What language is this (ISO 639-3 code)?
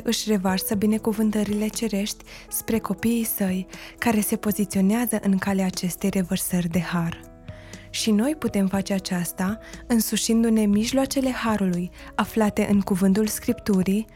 ron